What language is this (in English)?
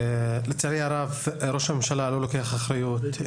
Hebrew